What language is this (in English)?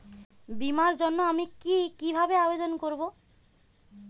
Bangla